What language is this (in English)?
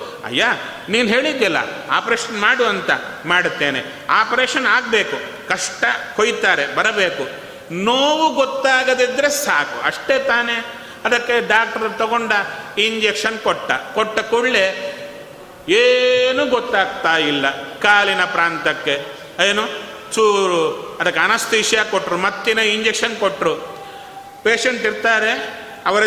Kannada